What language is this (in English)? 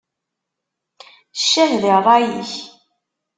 Kabyle